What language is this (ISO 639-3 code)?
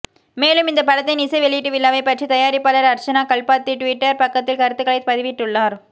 tam